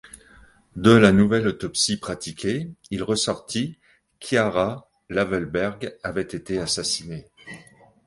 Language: French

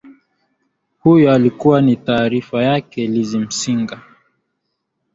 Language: Swahili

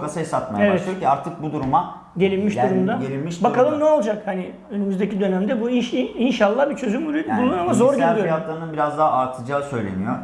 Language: Turkish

